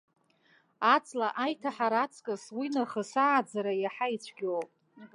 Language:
Abkhazian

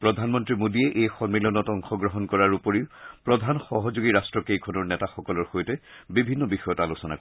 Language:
Assamese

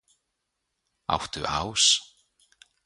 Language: Icelandic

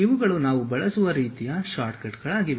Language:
Kannada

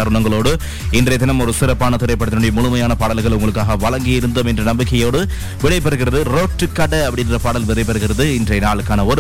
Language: Tamil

